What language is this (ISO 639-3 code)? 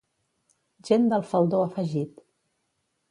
cat